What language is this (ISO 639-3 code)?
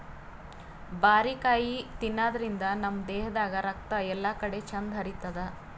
kan